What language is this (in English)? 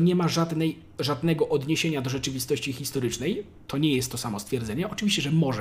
Polish